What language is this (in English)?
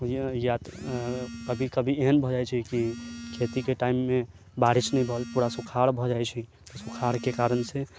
Maithili